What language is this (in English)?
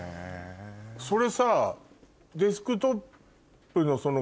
Japanese